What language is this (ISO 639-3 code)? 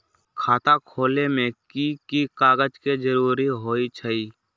mag